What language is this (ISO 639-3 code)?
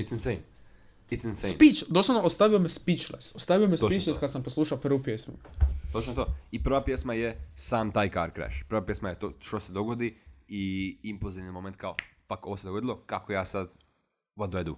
hrv